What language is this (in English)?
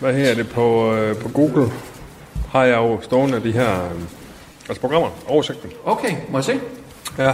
Danish